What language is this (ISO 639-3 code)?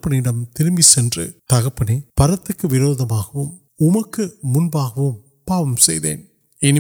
urd